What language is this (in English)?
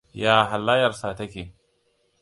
Hausa